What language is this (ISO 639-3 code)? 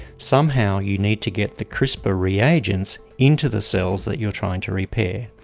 eng